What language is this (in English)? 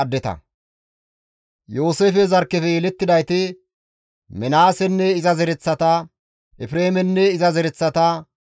Gamo